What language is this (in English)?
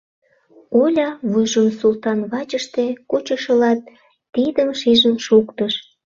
Mari